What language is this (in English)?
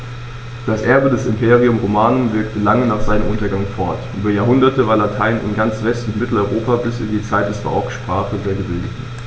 German